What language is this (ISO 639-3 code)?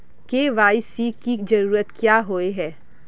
mag